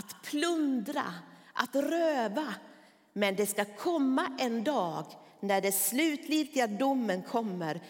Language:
Swedish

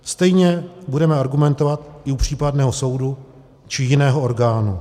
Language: Czech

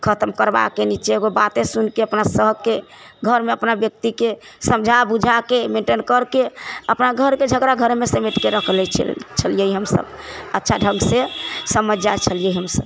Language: Maithili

